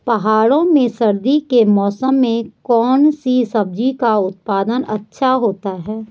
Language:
Hindi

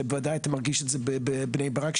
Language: Hebrew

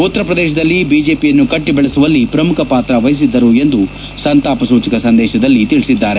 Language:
Kannada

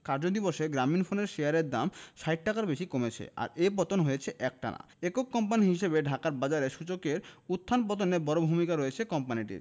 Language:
Bangla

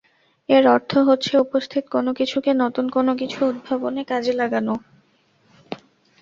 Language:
Bangla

